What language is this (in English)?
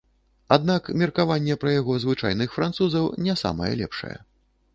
Belarusian